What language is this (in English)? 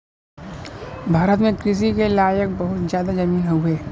Bhojpuri